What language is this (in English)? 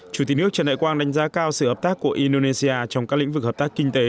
Vietnamese